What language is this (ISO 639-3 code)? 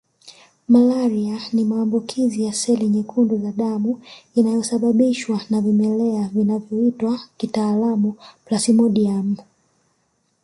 swa